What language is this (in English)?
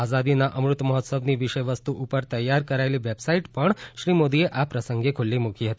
Gujarati